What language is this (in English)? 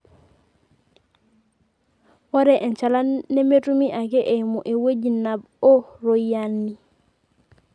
Masai